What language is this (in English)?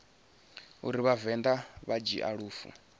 Venda